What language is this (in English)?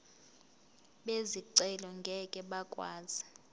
Zulu